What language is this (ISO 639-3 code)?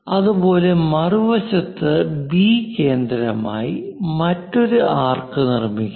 mal